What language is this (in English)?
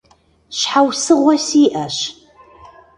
Kabardian